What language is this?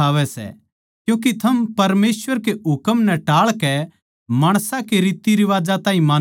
Haryanvi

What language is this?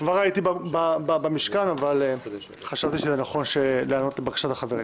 Hebrew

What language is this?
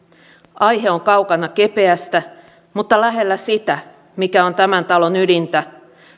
Finnish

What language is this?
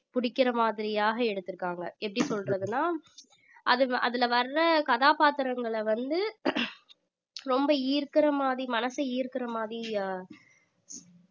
Tamil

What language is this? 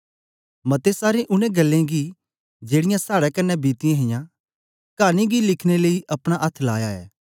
Dogri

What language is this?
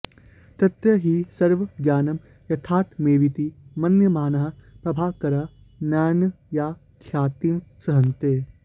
Sanskrit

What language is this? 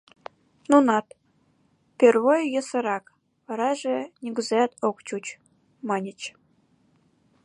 Mari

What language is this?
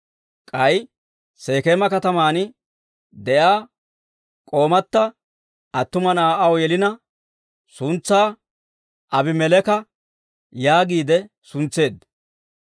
Dawro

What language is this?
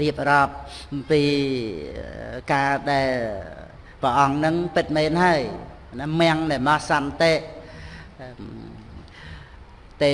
Vietnamese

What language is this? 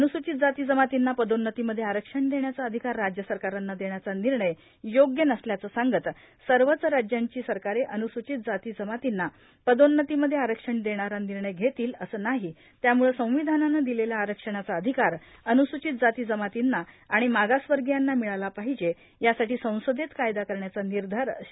Marathi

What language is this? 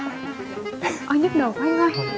Vietnamese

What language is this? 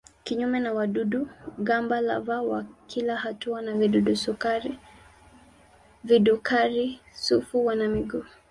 Swahili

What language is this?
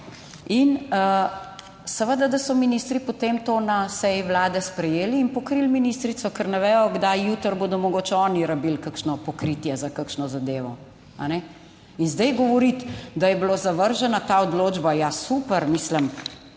Slovenian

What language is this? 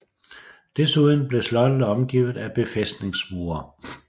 Danish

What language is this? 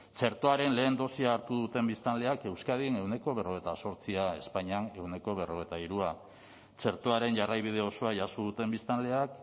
Basque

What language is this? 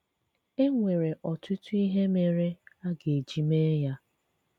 Igbo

